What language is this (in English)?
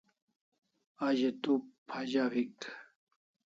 Kalasha